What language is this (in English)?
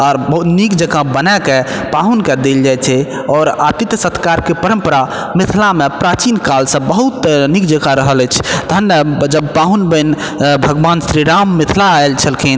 Maithili